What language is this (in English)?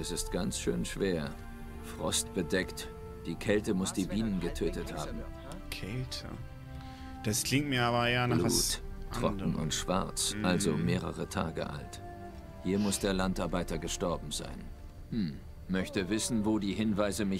German